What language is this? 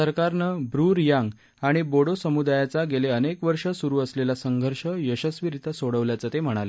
Marathi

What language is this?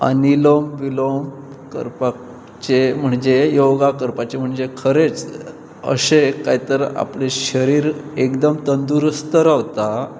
Konkani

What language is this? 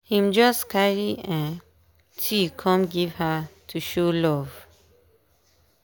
Nigerian Pidgin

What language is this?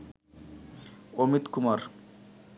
Bangla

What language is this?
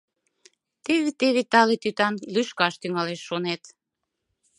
Mari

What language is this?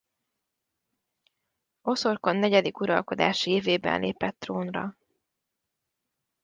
Hungarian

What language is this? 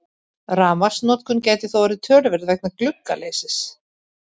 Icelandic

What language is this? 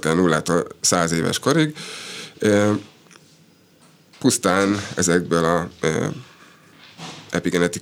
Hungarian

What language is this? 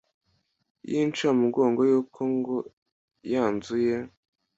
Kinyarwanda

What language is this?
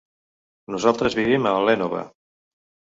Catalan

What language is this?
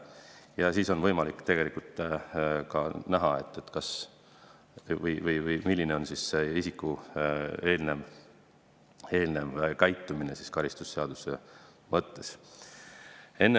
Estonian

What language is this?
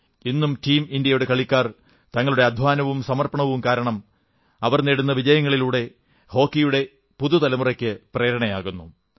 Malayalam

